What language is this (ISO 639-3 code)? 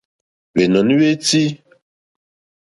bri